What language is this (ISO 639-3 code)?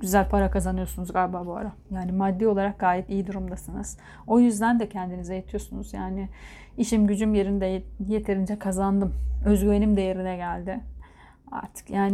tur